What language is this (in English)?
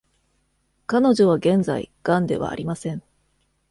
Japanese